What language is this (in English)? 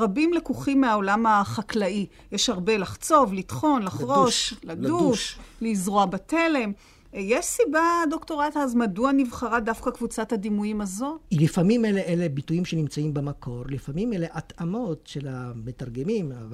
Hebrew